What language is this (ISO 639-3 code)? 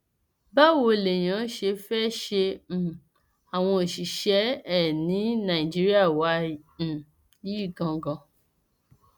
yor